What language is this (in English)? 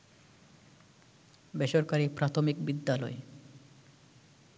Bangla